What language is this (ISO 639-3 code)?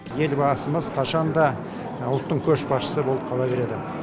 kaz